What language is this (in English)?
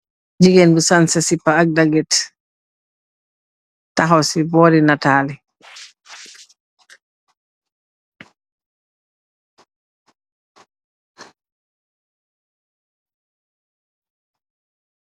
Wolof